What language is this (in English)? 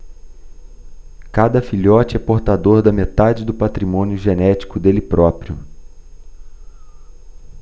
Portuguese